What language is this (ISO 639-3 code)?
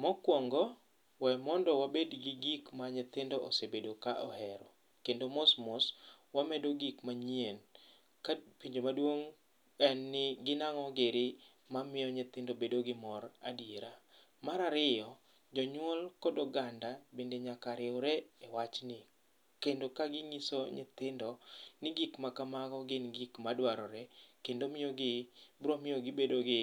luo